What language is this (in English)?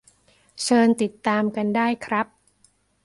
Thai